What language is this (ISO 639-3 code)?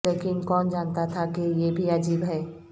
urd